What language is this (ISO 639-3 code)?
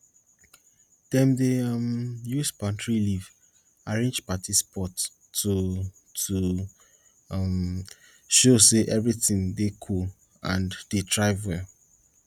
pcm